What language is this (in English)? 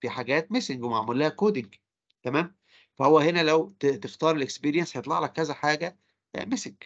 Arabic